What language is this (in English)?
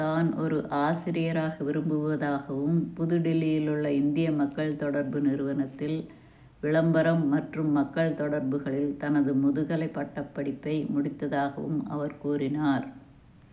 Tamil